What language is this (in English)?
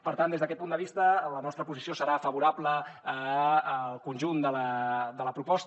Catalan